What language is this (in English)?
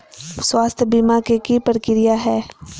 Magahi